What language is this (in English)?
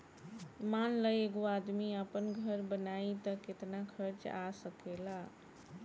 Bhojpuri